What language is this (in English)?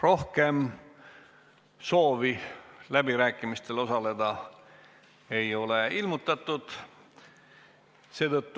Estonian